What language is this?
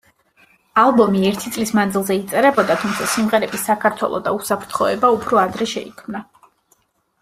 Georgian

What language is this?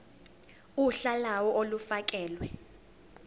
Zulu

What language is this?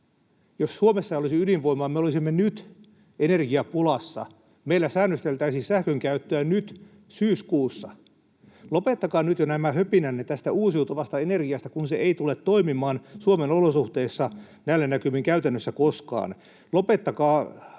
Finnish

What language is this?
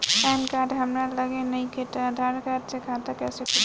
Bhojpuri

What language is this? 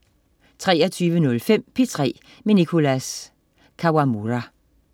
Danish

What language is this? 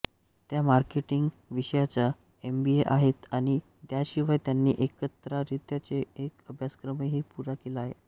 Marathi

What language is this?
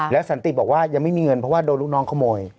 Thai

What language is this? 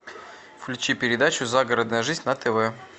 Russian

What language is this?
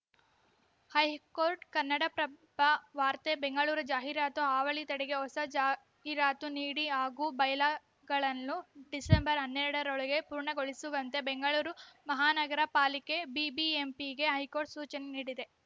Kannada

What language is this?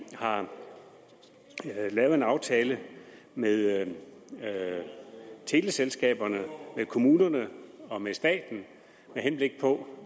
Danish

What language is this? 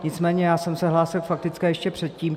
Czech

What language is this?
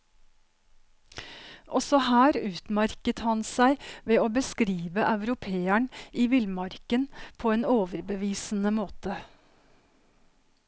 Norwegian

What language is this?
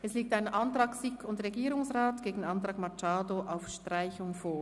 Swiss German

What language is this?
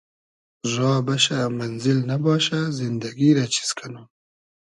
Hazaragi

